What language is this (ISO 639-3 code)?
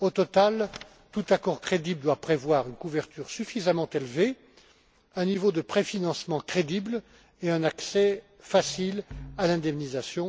fra